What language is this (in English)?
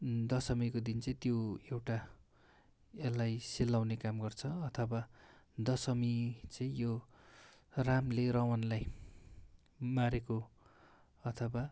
Nepali